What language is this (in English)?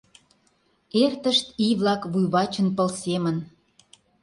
Mari